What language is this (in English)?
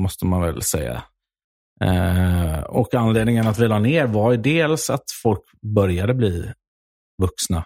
Swedish